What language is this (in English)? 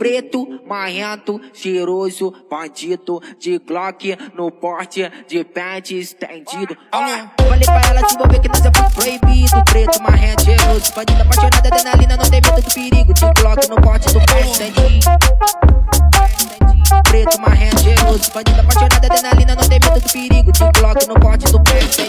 Romanian